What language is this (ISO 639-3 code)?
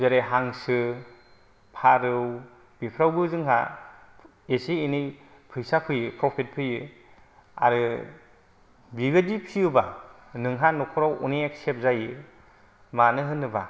brx